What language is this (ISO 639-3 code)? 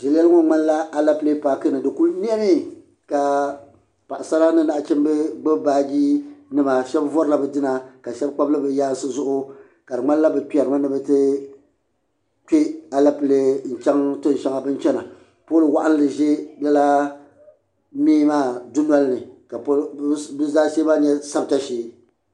dag